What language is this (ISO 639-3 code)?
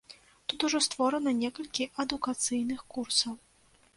bel